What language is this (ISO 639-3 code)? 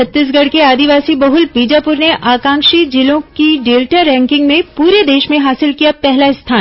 hin